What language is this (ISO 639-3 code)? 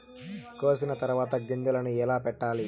tel